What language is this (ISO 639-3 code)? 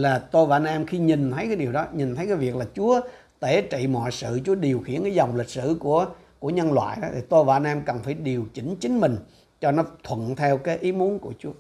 vie